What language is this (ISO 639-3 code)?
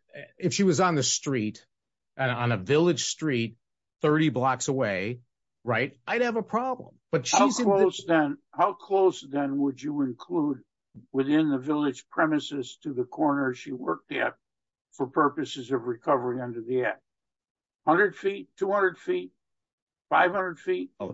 eng